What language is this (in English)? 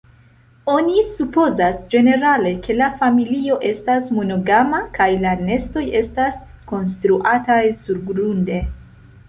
Esperanto